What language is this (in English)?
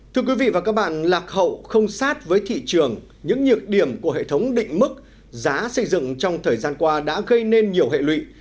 Vietnamese